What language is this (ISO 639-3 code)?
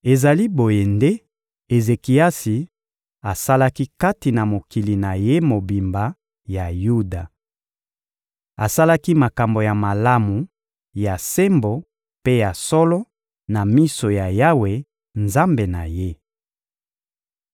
lin